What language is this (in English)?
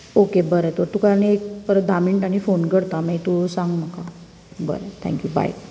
Konkani